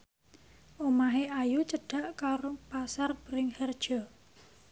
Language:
Javanese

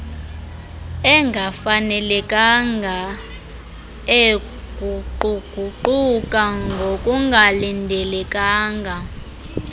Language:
Xhosa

